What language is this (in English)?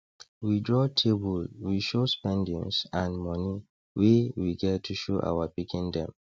Nigerian Pidgin